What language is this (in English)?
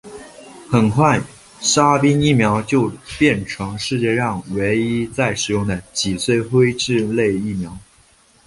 Chinese